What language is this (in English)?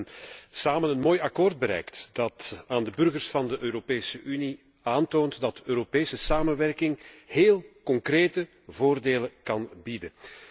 Dutch